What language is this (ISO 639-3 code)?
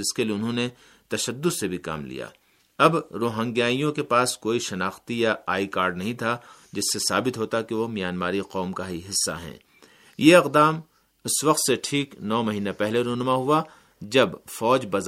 urd